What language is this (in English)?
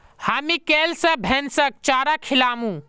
Magahi